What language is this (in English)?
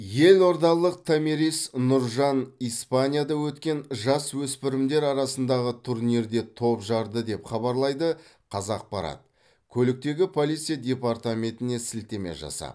Kazakh